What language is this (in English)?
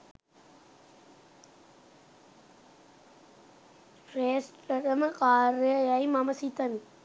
Sinhala